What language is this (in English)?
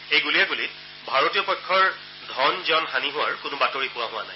Assamese